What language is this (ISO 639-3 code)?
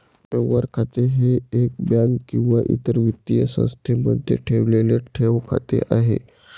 mar